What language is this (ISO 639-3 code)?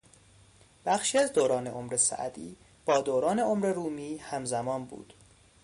fas